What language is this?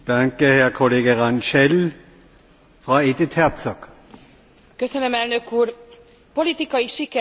Hungarian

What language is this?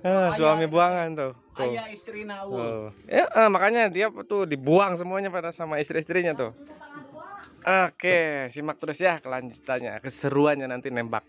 Indonesian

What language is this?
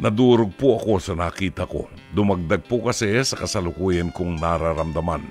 Filipino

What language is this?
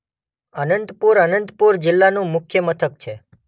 Gujarati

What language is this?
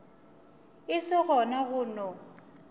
Northern Sotho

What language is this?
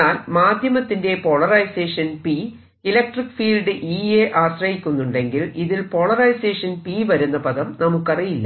Malayalam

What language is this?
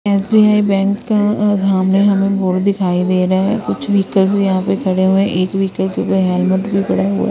Hindi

